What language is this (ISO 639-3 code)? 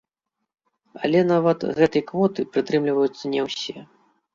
bel